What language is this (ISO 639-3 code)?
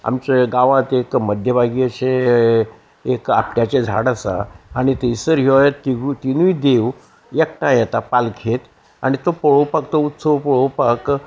kok